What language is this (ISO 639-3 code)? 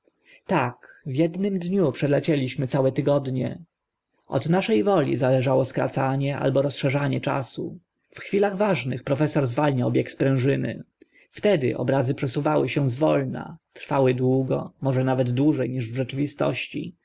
pol